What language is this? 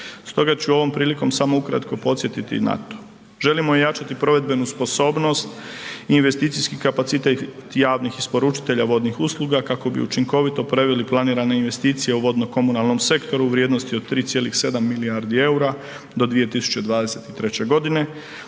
Croatian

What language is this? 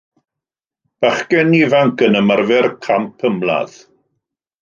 Welsh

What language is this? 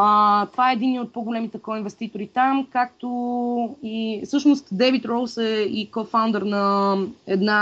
Bulgarian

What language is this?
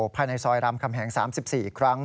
Thai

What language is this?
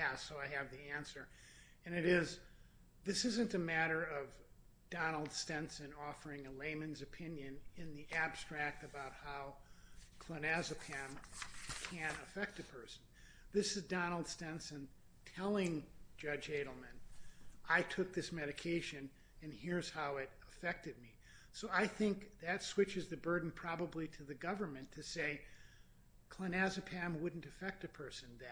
English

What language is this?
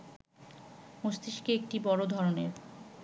Bangla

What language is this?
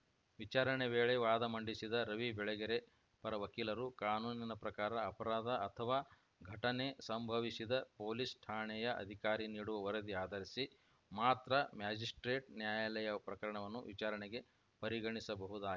Kannada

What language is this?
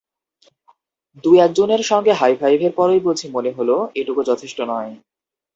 Bangla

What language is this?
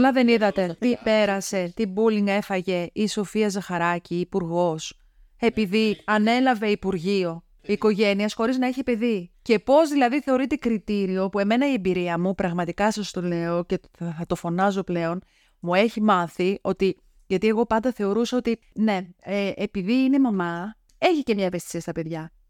Greek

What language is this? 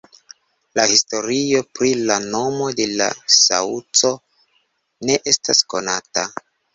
Esperanto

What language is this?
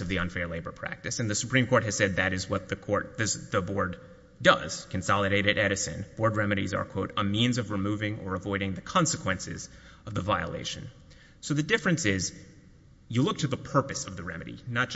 English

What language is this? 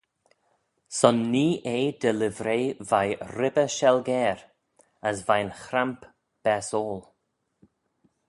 Manx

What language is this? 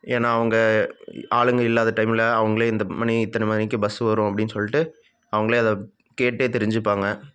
Tamil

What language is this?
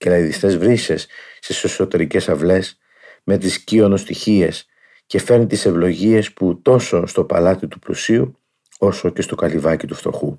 Greek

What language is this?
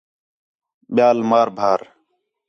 Khetrani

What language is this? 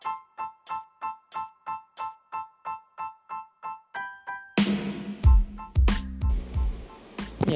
Indonesian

